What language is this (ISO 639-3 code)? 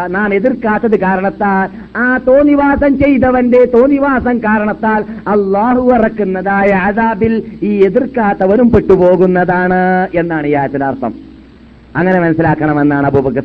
mal